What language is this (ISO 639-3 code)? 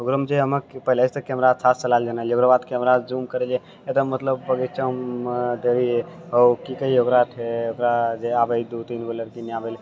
mai